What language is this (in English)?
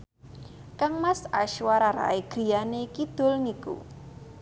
Javanese